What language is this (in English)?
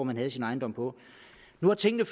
Danish